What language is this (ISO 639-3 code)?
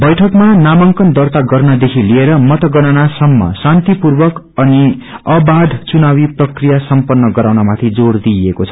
nep